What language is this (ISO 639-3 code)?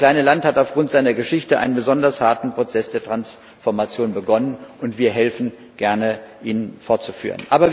deu